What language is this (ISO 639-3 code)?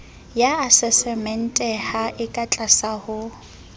sot